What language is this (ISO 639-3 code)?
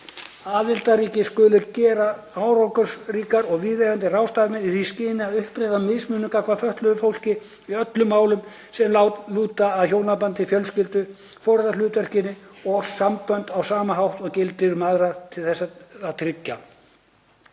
isl